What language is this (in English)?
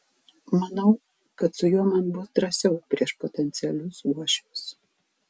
Lithuanian